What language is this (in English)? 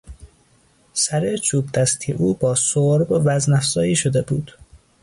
Persian